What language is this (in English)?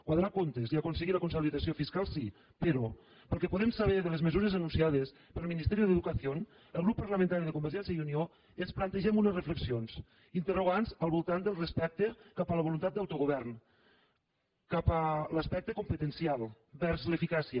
Catalan